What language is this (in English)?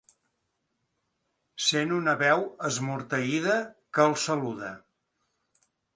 Catalan